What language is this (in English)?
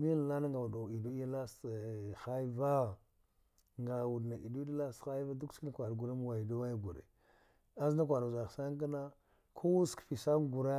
Dghwede